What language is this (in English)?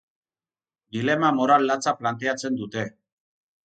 Basque